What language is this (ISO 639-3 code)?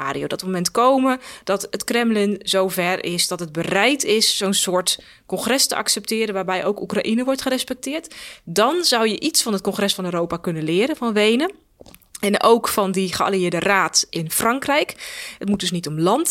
nld